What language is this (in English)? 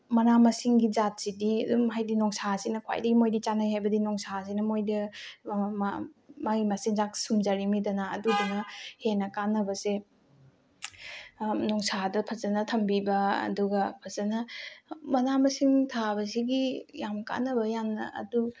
Manipuri